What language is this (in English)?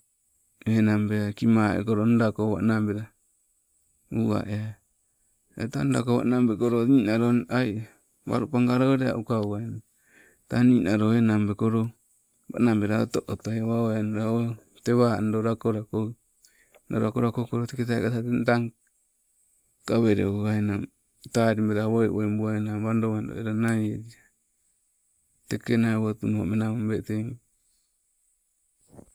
Sibe